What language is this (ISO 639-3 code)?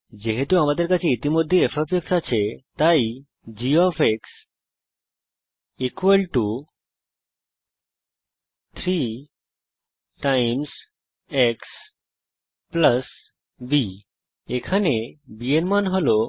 ben